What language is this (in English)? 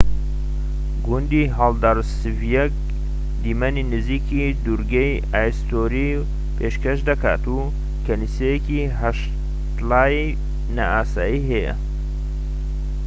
Central Kurdish